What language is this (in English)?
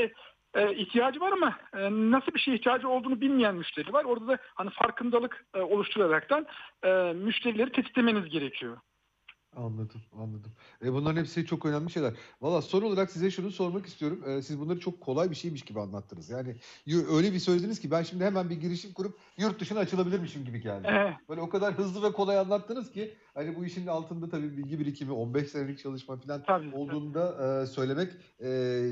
Turkish